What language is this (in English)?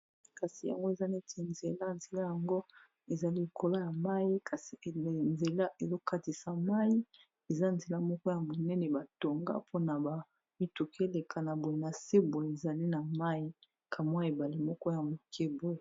Lingala